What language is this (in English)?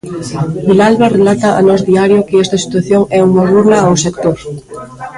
Galician